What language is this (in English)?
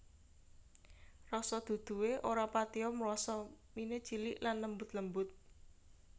Javanese